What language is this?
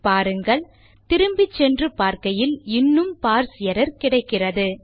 Tamil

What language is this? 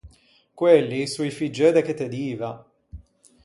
Ligurian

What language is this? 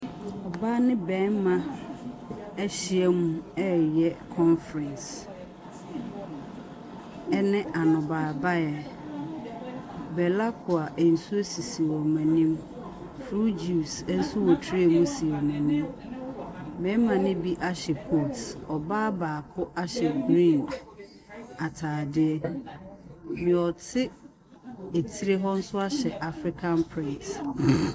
Akan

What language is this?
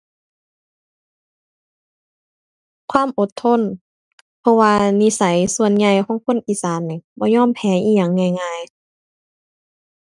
Thai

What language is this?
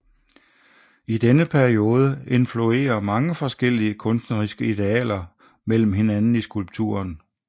Danish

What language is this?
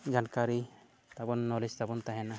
Santali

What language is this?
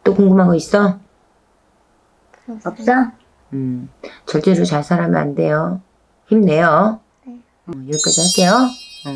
Korean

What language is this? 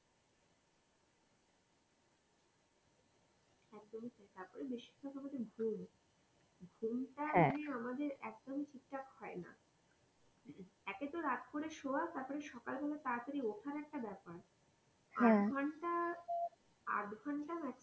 Bangla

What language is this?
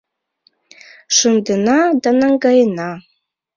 Mari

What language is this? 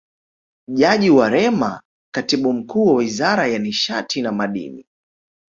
Swahili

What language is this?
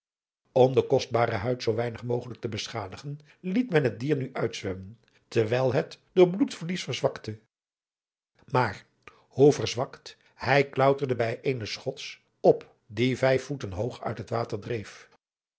Dutch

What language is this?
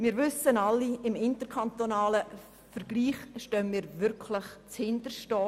Swiss German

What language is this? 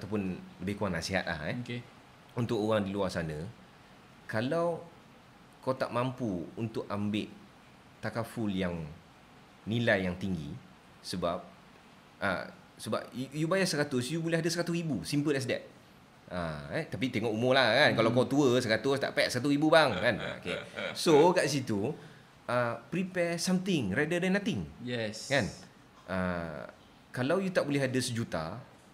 Malay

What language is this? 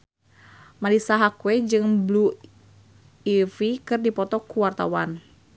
Sundanese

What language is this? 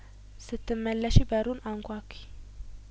Amharic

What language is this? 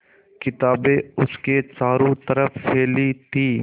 Hindi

